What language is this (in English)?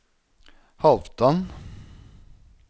Norwegian